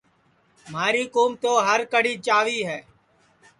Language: Sansi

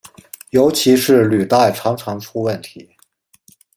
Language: Chinese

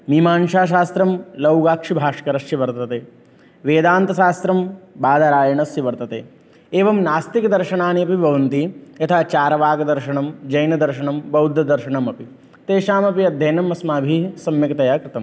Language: Sanskrit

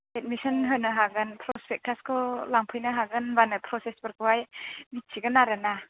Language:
Bodo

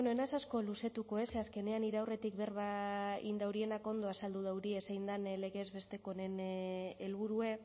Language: Basque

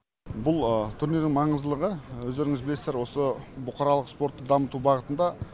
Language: Kazakh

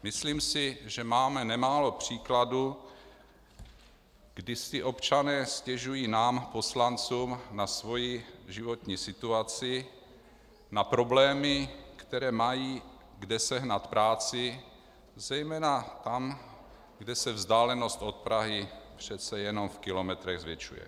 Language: Czech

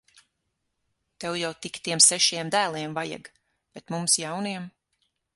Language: Latvian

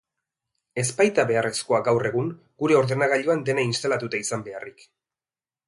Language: Basque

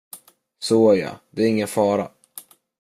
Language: Swedish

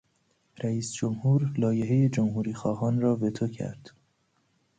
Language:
Persian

